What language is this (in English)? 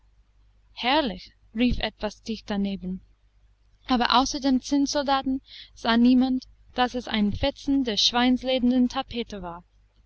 German